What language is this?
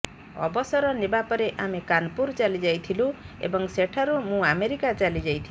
Odia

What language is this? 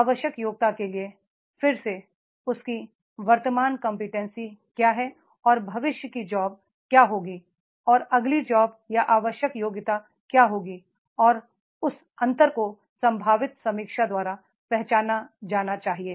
Hindi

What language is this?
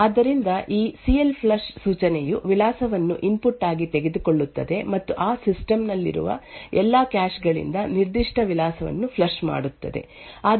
Kannada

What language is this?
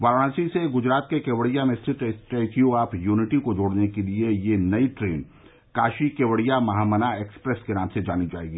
Hindi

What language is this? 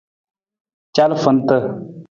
Nawdm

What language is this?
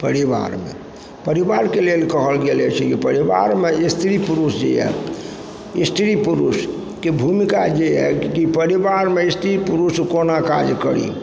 Maithili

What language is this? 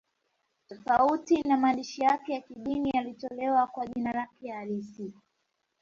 Swahili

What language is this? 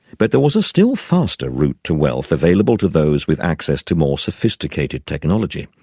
English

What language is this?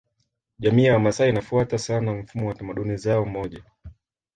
Swahili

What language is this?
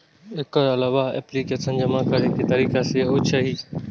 Maithili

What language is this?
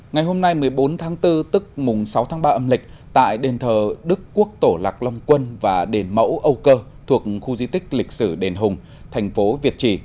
Vietnamese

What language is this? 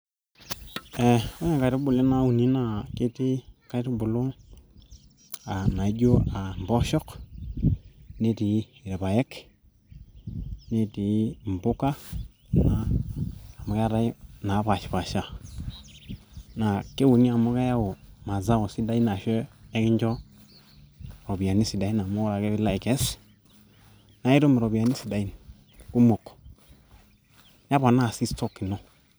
Masai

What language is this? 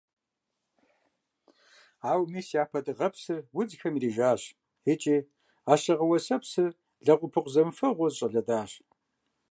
Kabardian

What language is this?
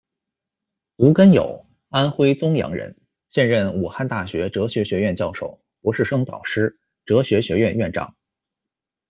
Chinese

